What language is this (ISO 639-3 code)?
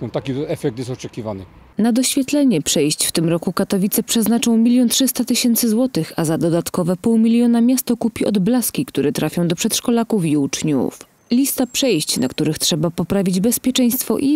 pol